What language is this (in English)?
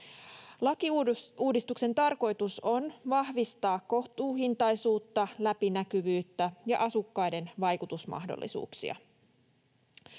Finnish